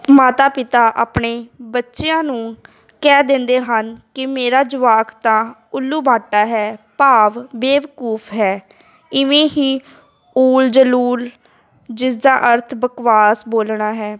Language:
Punjabi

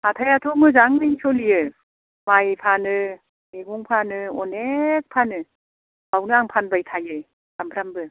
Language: Bodo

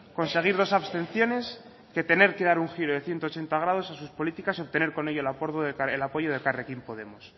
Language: Spanish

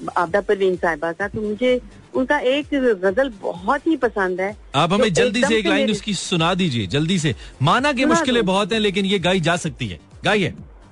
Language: Hindi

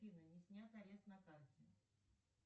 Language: Russian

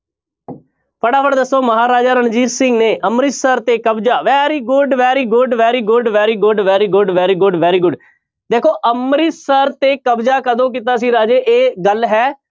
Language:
Punjabi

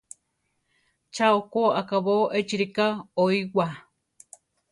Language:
Central Tarahumara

